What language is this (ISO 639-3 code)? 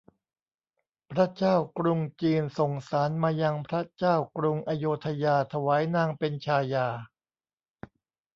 tha